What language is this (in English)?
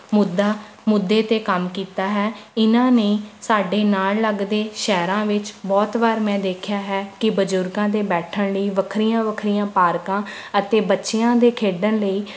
Punjabi